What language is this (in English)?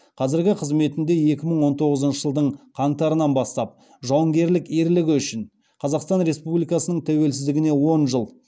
Kazakh